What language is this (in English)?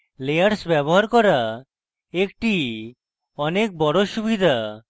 Bangla